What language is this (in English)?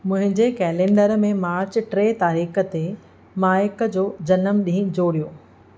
Sindhi